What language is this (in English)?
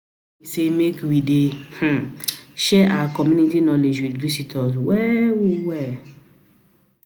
Nigerian Pidgin